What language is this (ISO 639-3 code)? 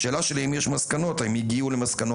heb